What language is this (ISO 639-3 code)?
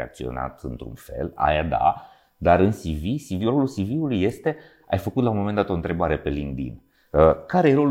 ron